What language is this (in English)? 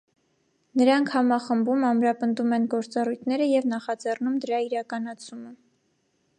Armenian